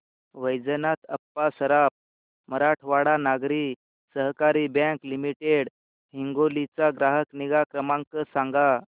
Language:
Marathi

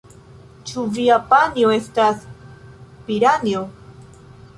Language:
Esperanto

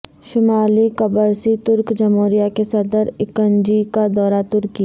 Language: Urdu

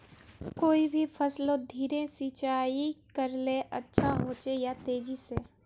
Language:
Magahi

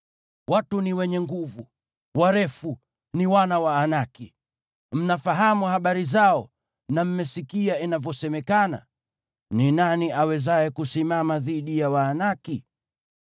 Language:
Swahili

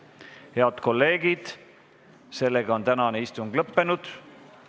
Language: Estonian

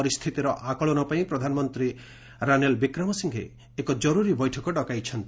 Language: Odia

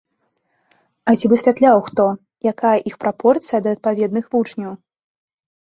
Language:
Belarusian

